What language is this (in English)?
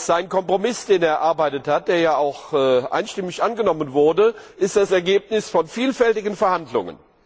German